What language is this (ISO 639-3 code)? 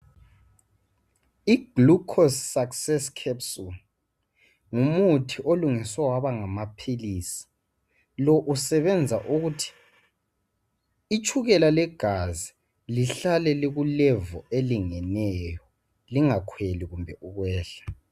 nde